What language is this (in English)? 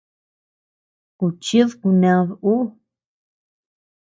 Tepeuxila Cuicatec